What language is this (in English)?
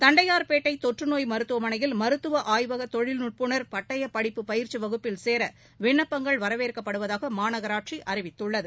Tamil